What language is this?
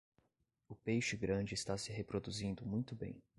Portuguese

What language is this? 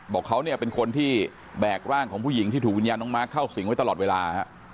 Thai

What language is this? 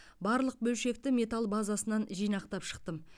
Kazakh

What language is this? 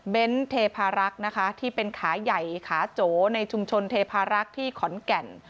Thai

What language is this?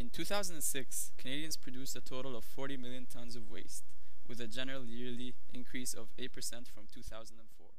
English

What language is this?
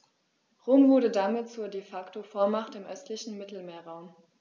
German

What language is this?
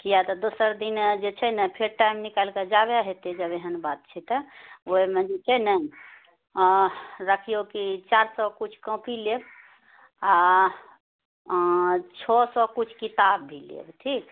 Maithili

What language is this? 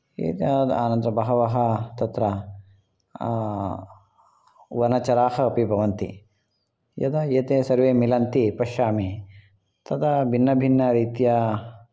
Sanskrit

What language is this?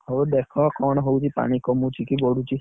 Odia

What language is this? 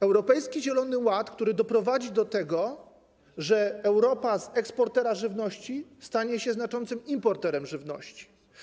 Polish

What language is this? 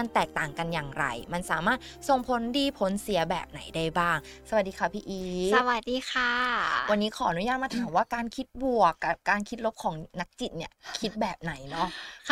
Thai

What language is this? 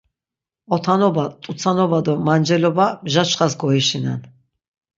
Laz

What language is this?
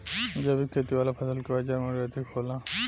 Bhojpuri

